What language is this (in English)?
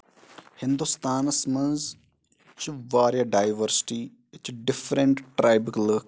Kashmiri